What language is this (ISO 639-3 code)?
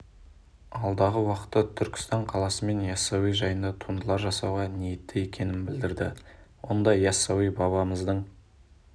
kaz